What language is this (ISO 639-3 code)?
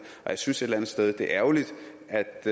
dan